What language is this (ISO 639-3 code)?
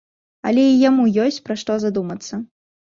bel